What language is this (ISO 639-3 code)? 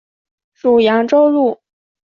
zho